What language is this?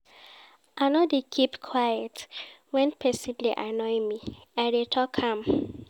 Nigerian Pidgin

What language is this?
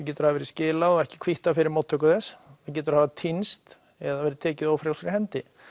Icelandic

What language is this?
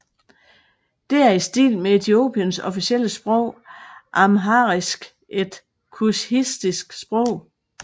Danish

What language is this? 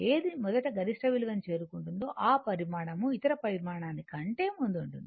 Telugu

